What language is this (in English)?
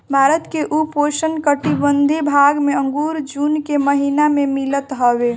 Bhojpuri